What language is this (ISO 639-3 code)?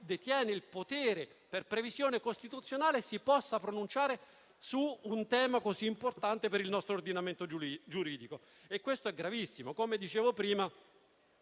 ita